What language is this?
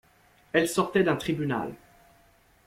French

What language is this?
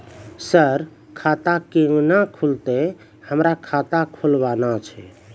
Maithili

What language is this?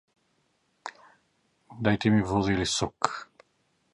Macedonian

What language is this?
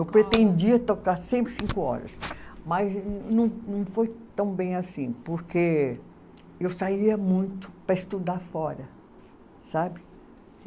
Portuguese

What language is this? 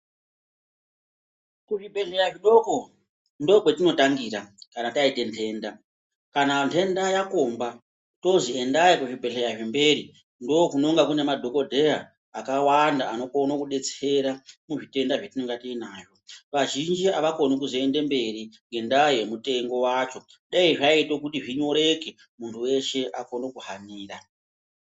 Ndau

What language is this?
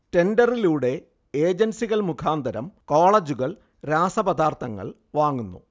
Malayalam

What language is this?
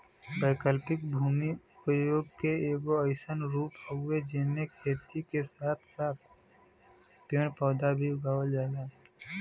Bhojpuri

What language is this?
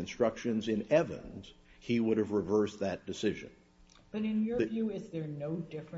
English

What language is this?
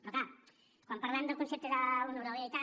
Catalan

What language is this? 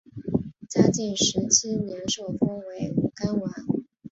Chinese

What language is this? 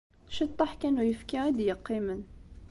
Kabyle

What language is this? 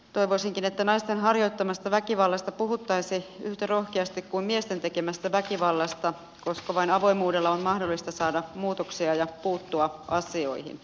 Finnish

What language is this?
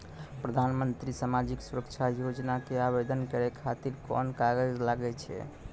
Maithili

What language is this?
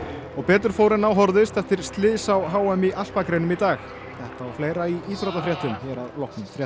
Icelandic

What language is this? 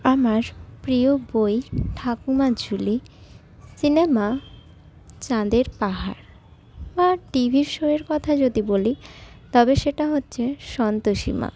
Bangla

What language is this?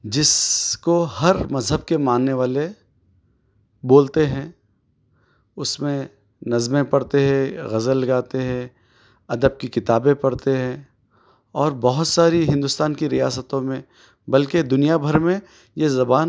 Urdu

